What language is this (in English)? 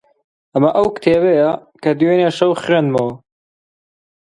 Central Kurdish